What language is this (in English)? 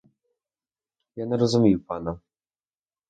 Ukrainian